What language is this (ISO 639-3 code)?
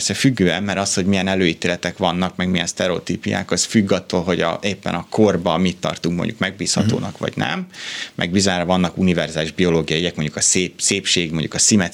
hun